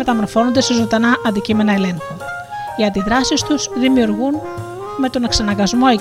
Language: Greek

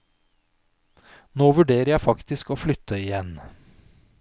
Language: Norwegian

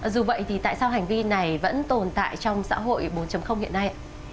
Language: Vietnamese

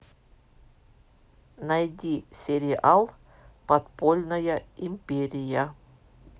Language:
Russian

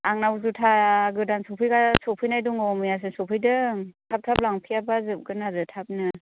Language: Bodo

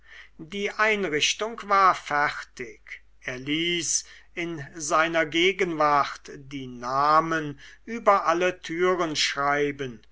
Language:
German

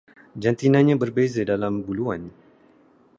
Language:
Malay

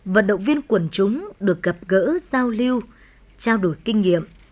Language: Vietnamese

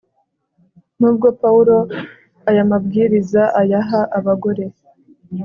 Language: Kinyarwanda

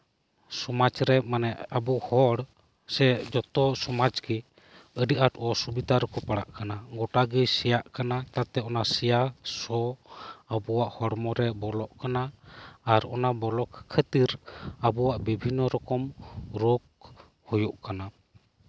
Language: Santali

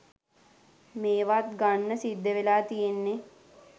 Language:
Sinhala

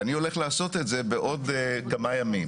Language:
Hebrew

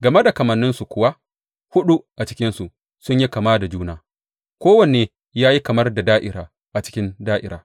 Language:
Hausa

